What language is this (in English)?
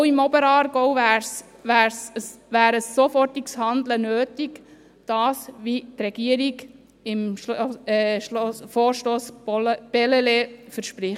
Swiss German